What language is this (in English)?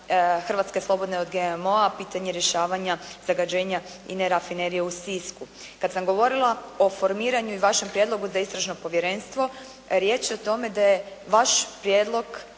Croatian